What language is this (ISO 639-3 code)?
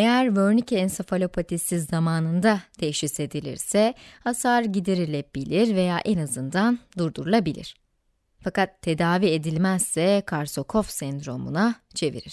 tur